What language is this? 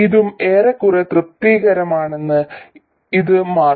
Malayalam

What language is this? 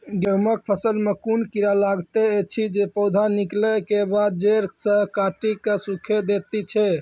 Maithili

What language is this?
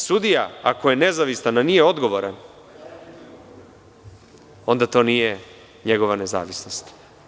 Serbian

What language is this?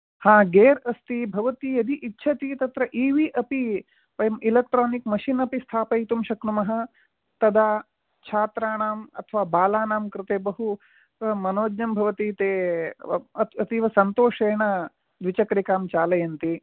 Sanskrit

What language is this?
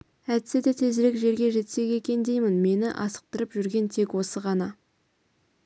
Kazakh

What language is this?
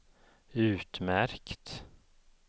Swedish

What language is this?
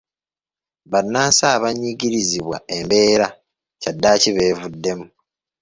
Ganda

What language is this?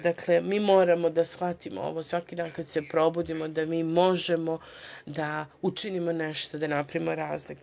Serbian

